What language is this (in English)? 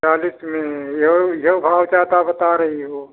Hindi